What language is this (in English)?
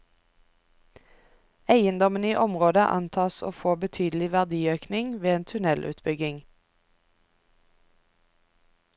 Norwegian